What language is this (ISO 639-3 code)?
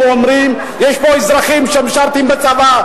heb